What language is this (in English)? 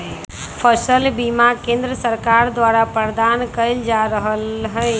Magahi